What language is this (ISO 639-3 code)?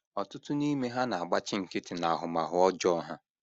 ibo